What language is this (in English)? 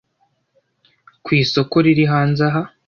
Kinyarwanda